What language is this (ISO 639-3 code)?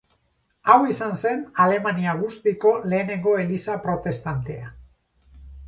eus